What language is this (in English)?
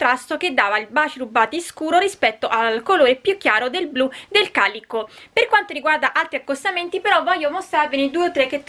Italian